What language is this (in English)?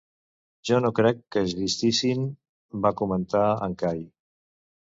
Catalan